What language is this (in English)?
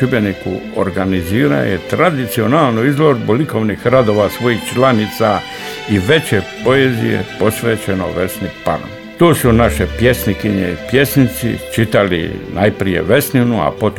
Croatian